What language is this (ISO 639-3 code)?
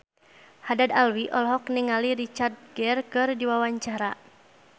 sun